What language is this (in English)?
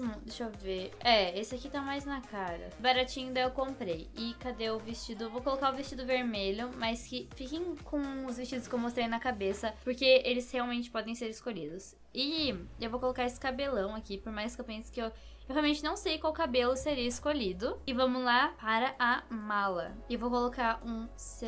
Portuguese